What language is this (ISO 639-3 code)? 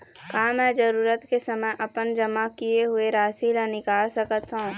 hne